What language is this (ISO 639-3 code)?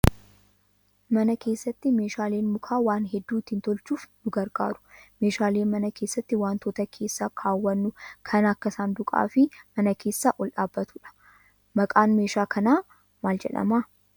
orm